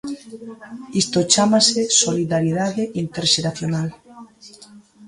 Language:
Galician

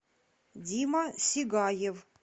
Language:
Russian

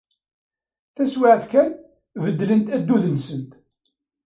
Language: Kabyle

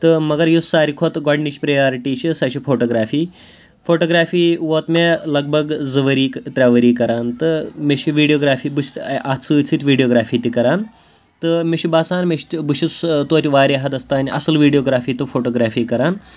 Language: Kashmiri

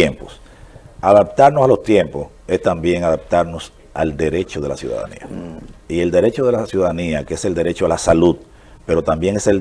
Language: Spanish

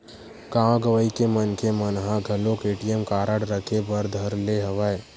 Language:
Chhattisgarhi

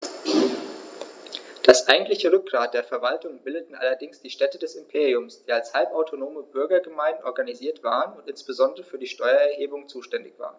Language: German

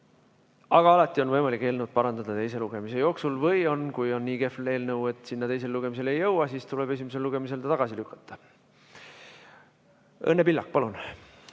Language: Estonian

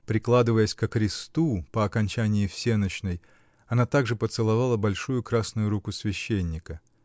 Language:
Russian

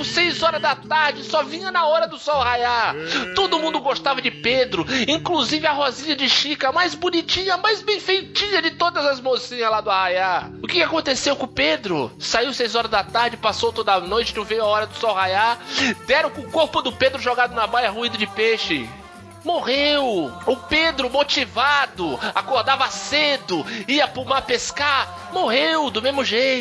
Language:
Portuguese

